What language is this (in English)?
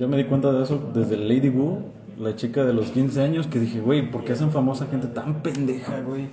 Spanish